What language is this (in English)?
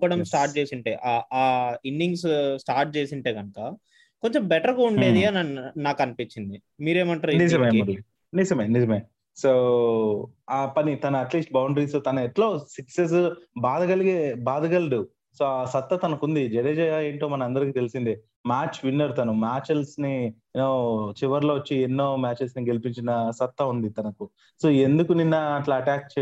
Telugu